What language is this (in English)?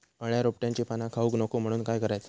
Marathi